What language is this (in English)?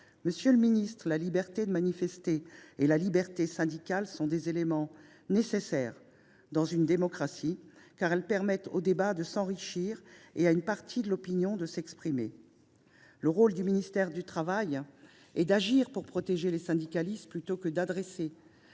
French